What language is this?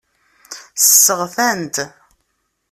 Kabyle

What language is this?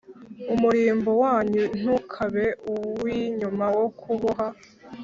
Kinyarwanda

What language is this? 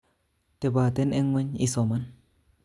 Kalenjin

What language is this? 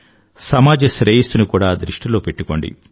Telugu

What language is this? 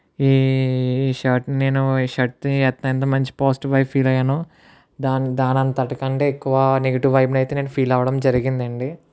Telugu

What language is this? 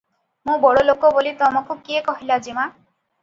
Odia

